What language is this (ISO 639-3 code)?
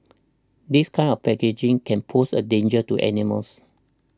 eng